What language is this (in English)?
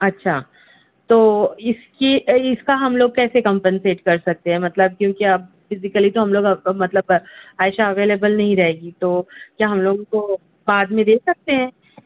Urdu